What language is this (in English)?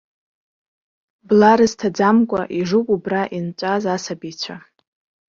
Abkhazian